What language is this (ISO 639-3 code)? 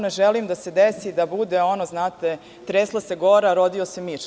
srp